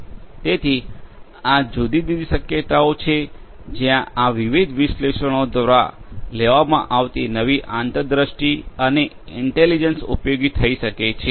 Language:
Gujarati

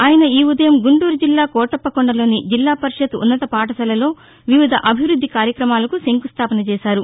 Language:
Telugu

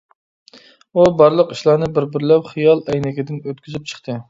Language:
Uyghur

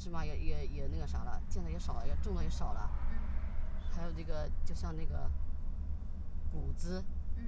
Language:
Chinese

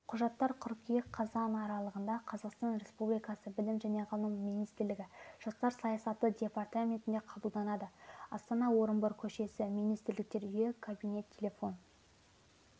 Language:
Kazakh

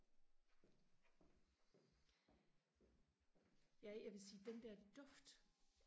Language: Danish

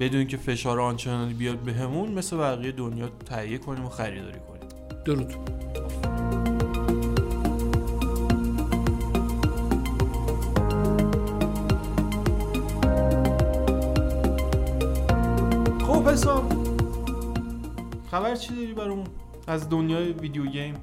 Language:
Persian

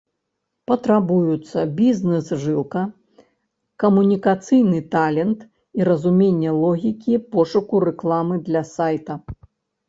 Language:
Belarusian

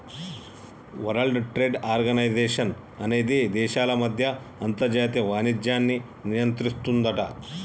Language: Telugu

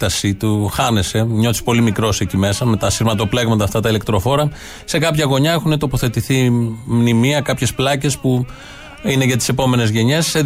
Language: Greek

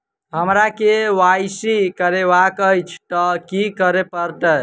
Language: Maithili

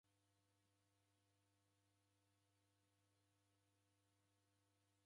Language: Taita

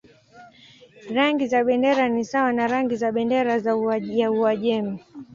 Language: Swahili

